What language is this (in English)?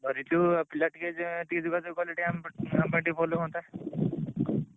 Odia